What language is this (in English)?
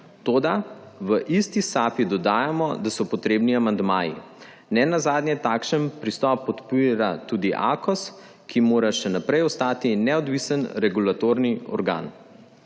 Slovenian